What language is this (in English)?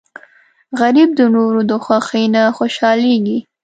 Pashto